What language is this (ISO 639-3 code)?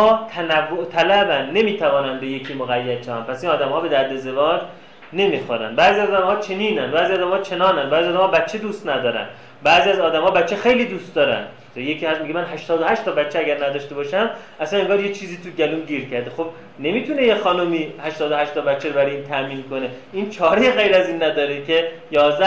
fas